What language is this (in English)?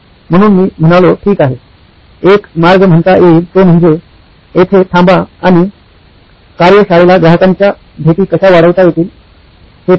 Marathi